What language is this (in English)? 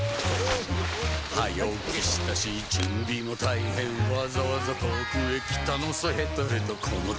Japanese